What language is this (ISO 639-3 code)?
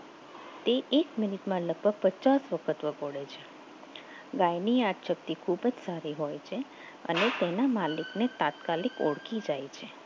guj